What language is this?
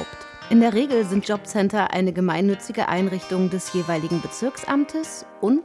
German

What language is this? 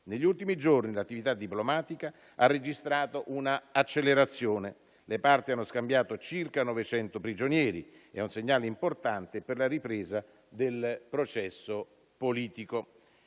Italian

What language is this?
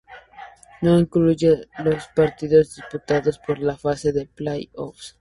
Spanish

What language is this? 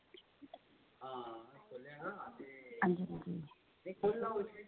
Dogri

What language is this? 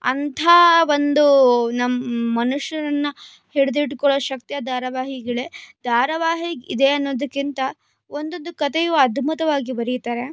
Kannada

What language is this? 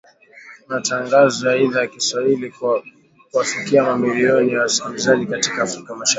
Swahili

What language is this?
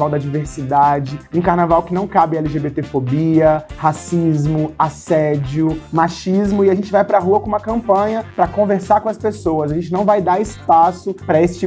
Portuguese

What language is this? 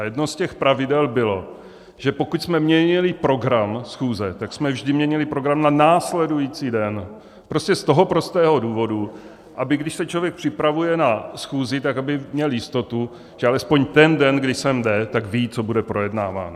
Czech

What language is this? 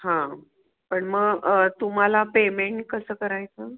Marathi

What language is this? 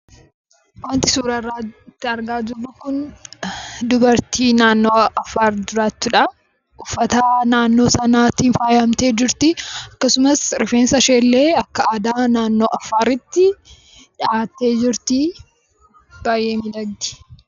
Oromo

